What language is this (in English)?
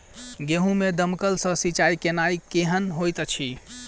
Maithili